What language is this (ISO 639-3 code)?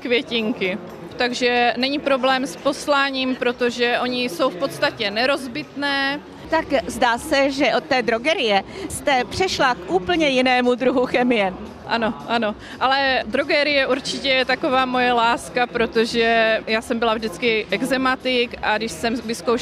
ces